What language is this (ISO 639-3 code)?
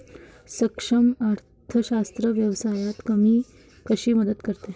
mar